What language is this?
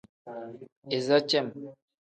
Tem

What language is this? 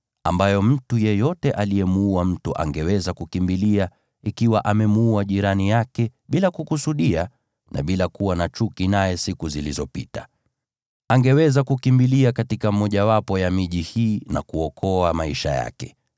Swahili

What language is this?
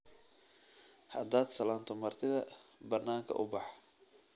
Somali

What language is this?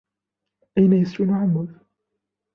Arabic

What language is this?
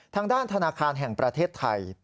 Thai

